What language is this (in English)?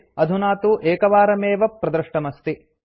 Sanskrit